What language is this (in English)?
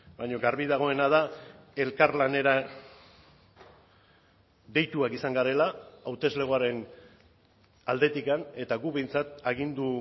Basque